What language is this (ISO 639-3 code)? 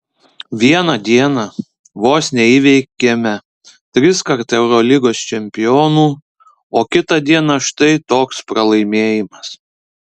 lit